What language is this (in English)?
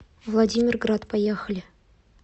Russian